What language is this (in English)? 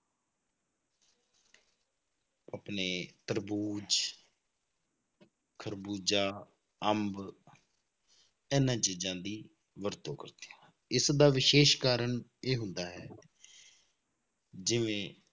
Punjabi